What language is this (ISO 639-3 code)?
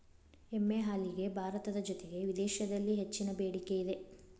kan